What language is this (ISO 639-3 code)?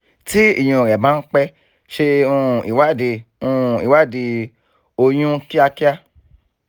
yor